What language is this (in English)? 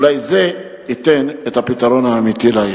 Hebrew